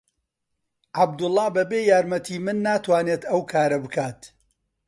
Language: Central Kurdish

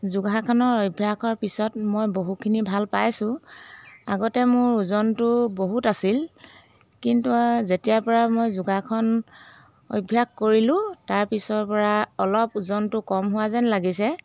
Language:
Assamese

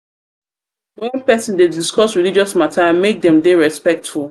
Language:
Nigerian Pidgin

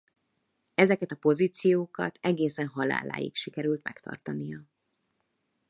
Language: Hungarian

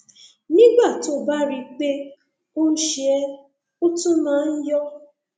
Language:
Yoruba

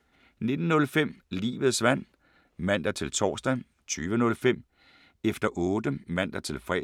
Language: Danish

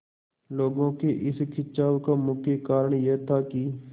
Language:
Hindi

